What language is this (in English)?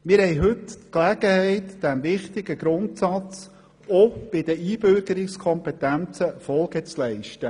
Swiss German